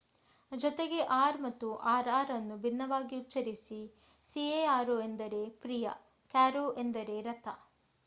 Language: Kannada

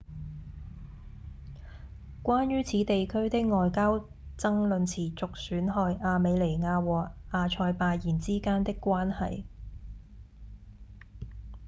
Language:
Cantonese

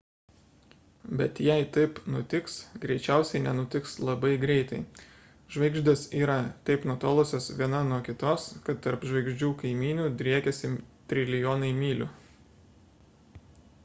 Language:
Lithuanian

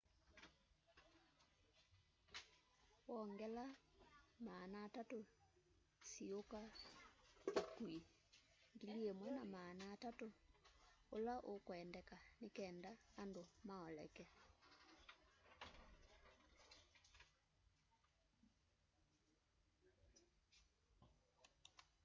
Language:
Kamba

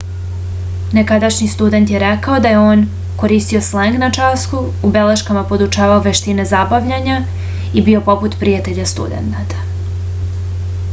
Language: Serbian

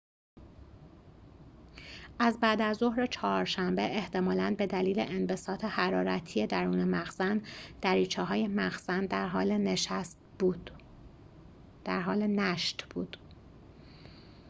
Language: Persian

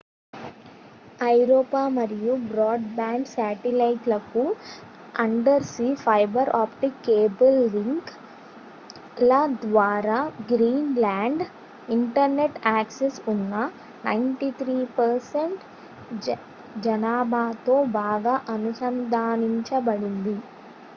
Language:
Telugu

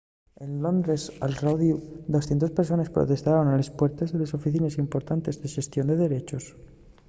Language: Asturian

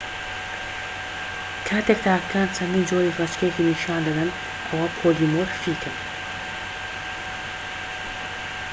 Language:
Central Kurdish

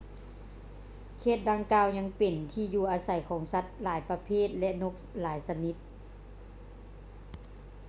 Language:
Lao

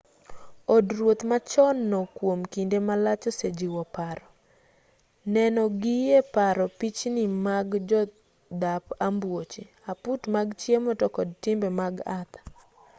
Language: Luo (Kenya and Tanzania)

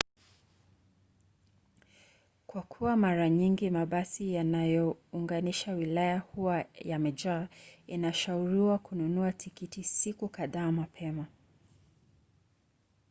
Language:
Swahili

